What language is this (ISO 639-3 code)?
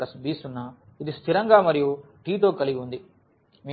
tel